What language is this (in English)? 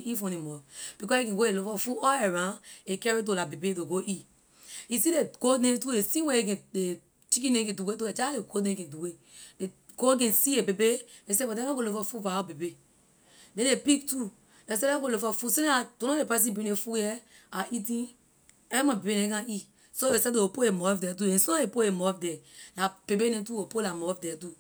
Liberian English